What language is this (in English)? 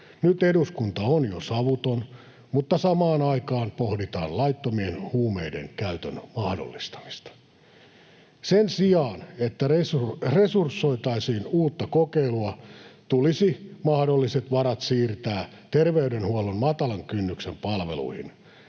Finnish